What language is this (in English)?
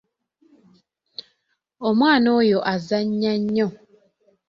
Ganda